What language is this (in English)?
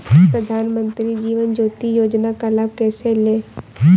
Hindi